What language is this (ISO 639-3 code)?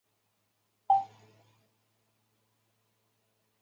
zho